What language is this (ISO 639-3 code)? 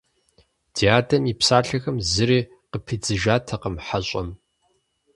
kbd